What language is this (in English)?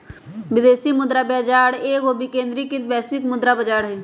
Magahi